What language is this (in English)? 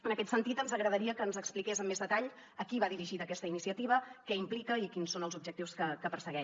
Catalan